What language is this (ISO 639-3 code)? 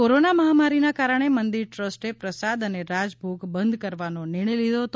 guj